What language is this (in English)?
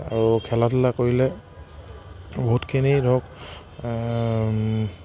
Assamese